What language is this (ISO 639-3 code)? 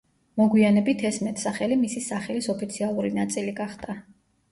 kat